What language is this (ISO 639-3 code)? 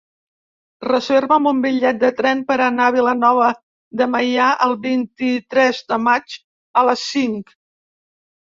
cat